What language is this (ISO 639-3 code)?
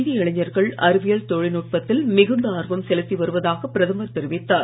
tam